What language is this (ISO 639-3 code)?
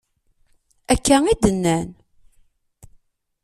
kab